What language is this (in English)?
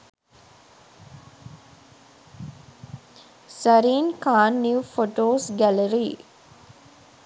Sinhala